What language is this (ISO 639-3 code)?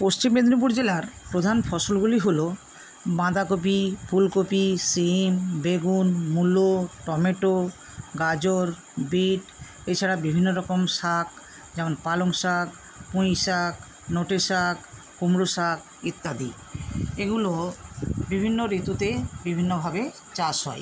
ben